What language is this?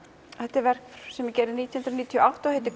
Icelandic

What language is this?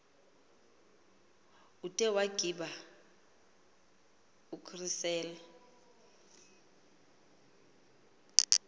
Xhosa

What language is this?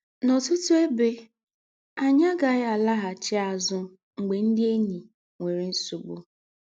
Igbo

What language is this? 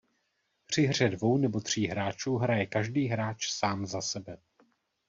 Czech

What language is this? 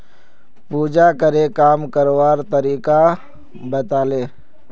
Magahi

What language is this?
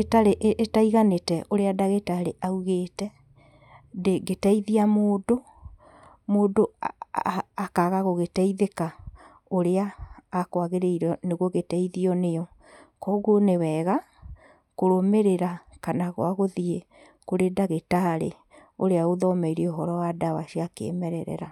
Kikuyu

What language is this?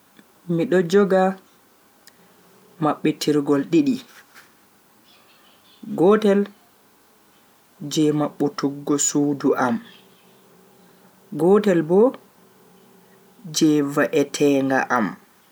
Bagirmi Fulfulde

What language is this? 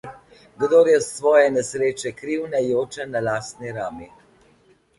Slovenian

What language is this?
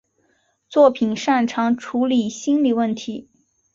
Chinese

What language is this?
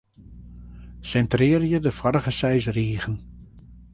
Western Frisian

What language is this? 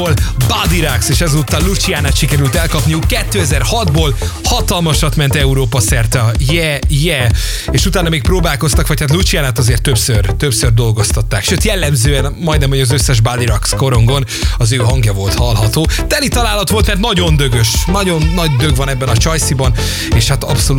Hungarian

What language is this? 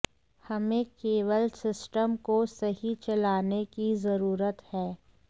Hindi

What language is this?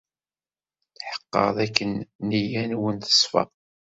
Kabyle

